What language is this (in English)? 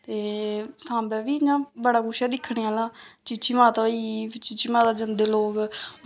Dogri